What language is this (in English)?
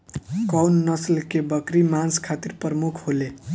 Bhojpuri